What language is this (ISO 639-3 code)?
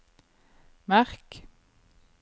nor